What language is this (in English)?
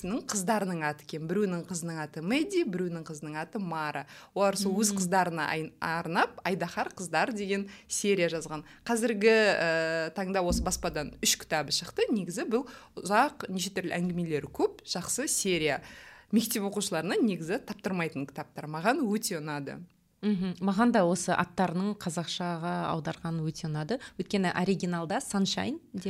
Russian